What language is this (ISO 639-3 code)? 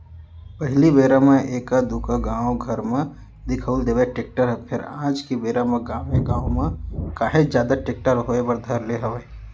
hne